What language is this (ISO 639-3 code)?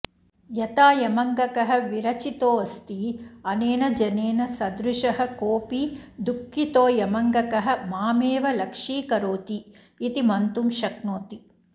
san